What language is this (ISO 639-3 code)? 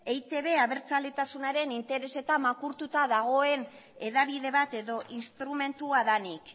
eus